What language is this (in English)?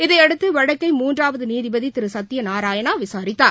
Tamil